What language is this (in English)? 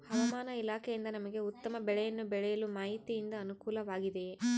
Kannada